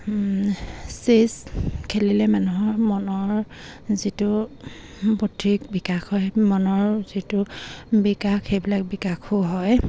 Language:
Assamese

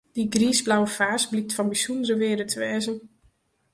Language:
Western Frisian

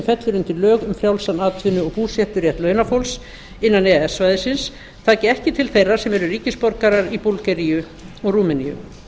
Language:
Icelandic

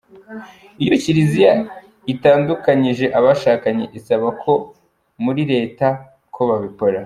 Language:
Kinyarwanda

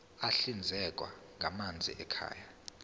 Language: Zulu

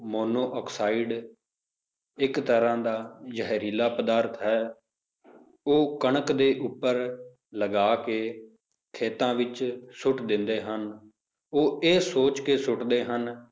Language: Punjabi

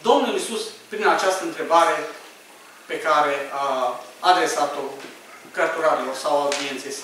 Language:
Romanian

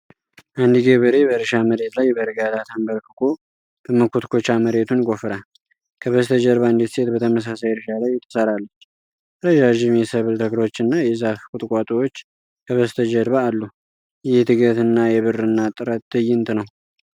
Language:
Amharic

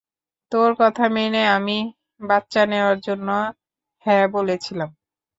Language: Bangla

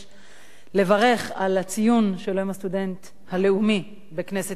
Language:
Hebrew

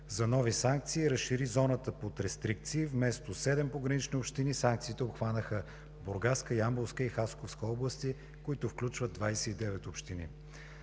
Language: Bulgarian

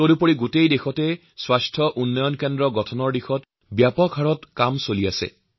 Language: Assamese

